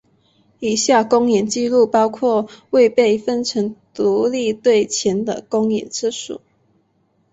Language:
Chinese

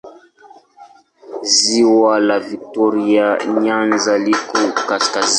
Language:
Swahili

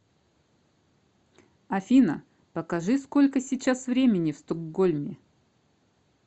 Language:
Russian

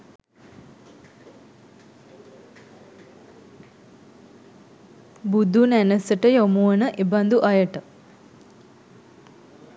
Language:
Sinhala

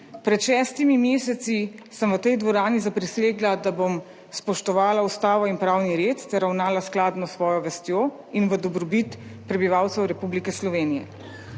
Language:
Slovenian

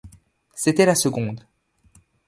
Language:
French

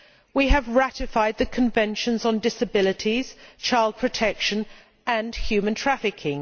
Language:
English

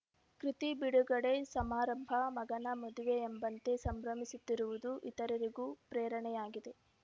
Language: Kannada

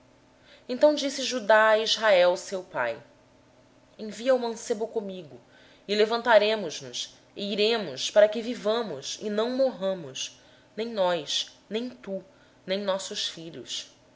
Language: Portuguese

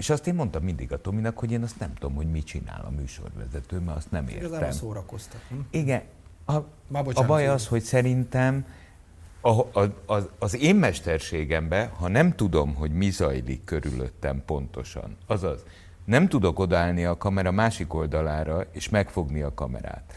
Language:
Hungarian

